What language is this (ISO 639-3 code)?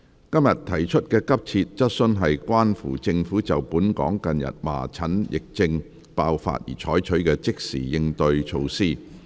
yue